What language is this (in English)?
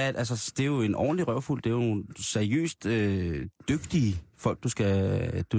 Danish